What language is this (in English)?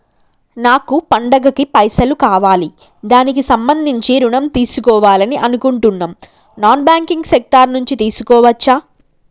Telugu